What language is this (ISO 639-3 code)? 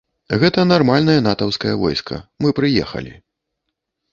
bel